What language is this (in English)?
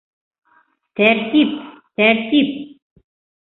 Bashkir